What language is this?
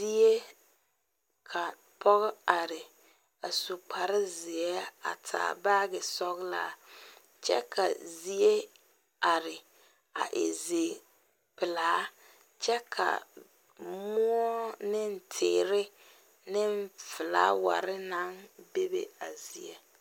Southern Dagaare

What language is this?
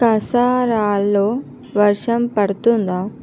Telugu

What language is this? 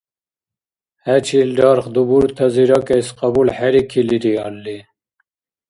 Dargwa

